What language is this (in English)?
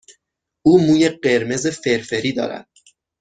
Persian